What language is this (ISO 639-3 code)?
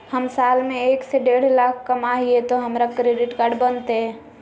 mag